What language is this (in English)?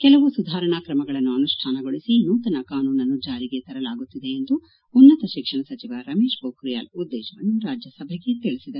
Kannada